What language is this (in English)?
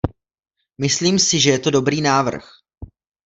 Czech